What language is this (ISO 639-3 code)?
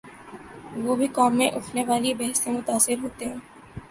urd